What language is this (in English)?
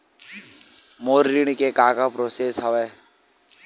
Chhattisgarhi